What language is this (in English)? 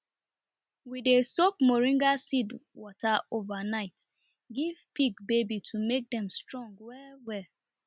Nigerian Pidgin